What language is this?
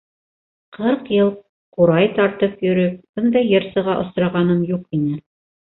Bashkir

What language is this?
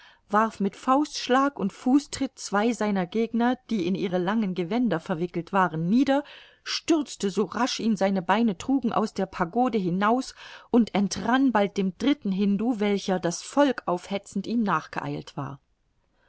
German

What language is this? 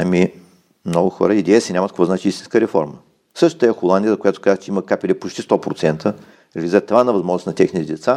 Bulgarian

